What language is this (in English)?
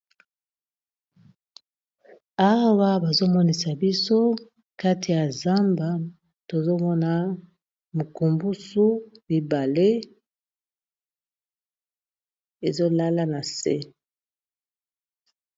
Lingala